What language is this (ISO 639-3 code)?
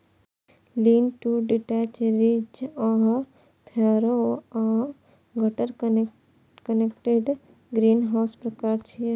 mai